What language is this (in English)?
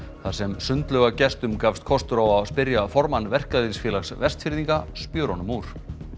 Icelandic